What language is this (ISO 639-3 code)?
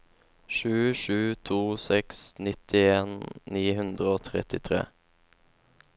nor